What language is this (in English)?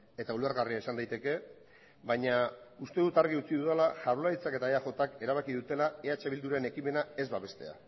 Basque